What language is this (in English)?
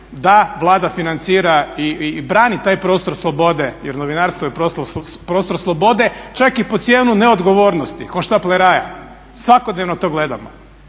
Croatian